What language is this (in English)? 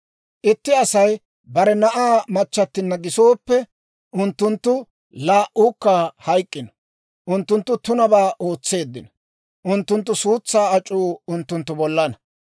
Dawro